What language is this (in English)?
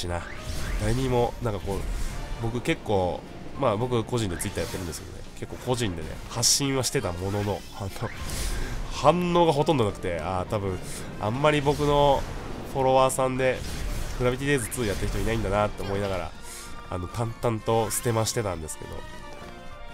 Japanese